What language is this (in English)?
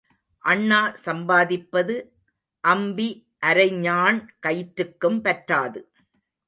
Tamil